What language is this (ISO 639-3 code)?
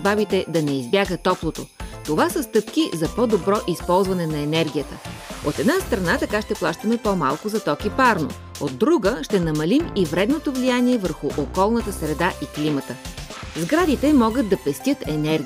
bul